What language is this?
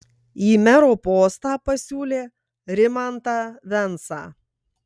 Lithuanian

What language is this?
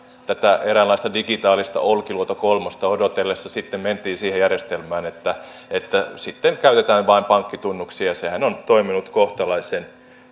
Finnish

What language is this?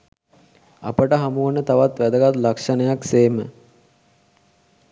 Sinhala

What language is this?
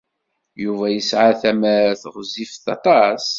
Kabyle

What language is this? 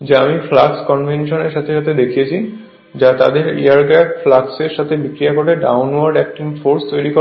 Bangla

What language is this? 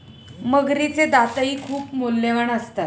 Marathi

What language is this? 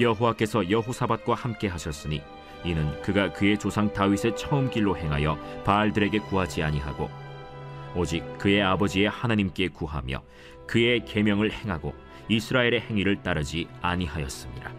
Korean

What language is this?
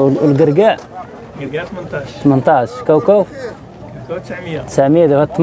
Arabic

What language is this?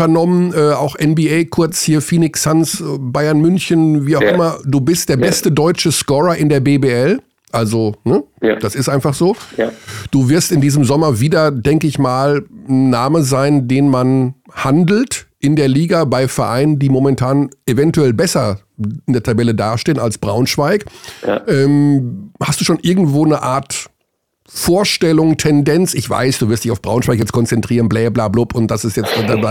German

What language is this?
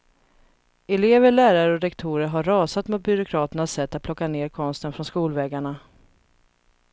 Swedish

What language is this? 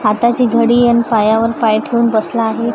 Marathi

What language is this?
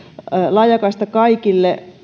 Finnish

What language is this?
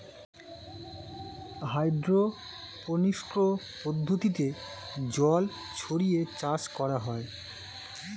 Bangla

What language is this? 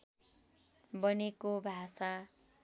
Nepali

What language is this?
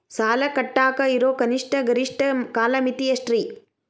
Kannada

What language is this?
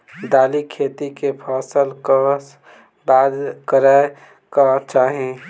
Maithili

